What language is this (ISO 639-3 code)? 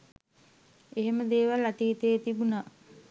sin